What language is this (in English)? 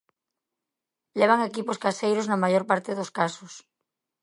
Galician